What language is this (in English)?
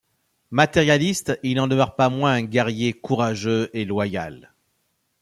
French